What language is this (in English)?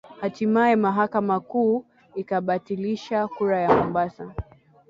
Swahili